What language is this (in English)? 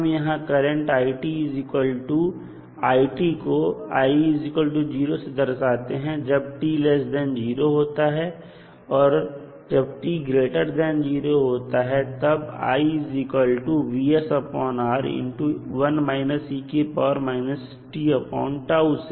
Hindi